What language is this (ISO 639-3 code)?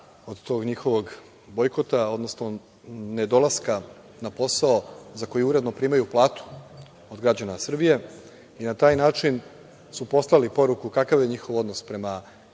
srp